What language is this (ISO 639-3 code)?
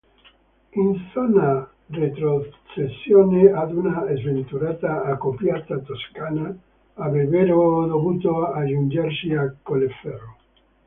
ita